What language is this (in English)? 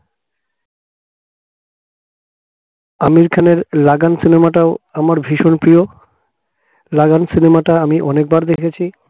Bangla